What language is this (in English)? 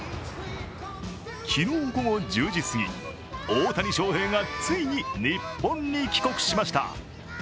Japanese